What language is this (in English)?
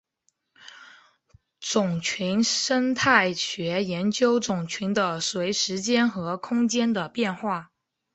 Chinese